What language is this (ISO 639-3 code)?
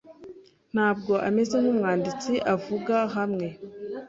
kin